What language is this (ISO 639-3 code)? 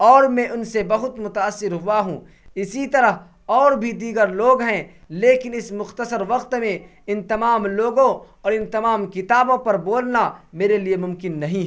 urd